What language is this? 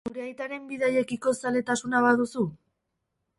Basque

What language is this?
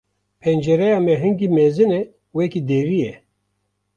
Kurdish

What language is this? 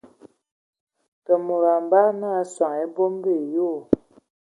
Ewondo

